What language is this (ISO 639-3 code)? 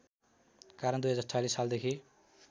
nep